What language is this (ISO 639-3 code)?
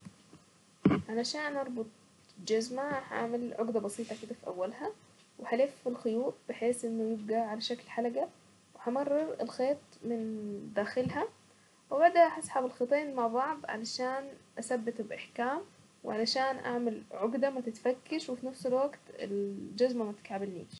aec